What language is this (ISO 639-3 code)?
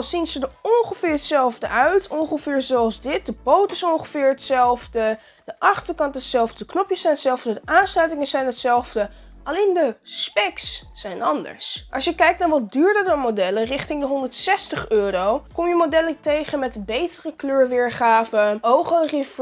nld